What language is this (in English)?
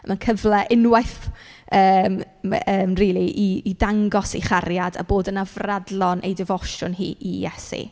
Welsh